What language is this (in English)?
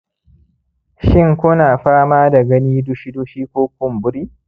Hausa